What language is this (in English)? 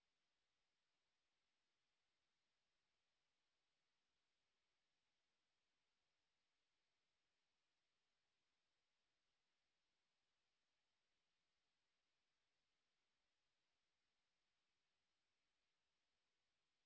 Sanskrit